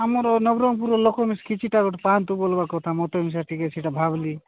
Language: Odia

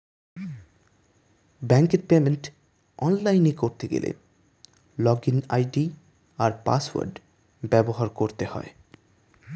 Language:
Bangla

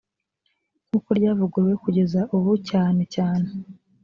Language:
Kinyarwanda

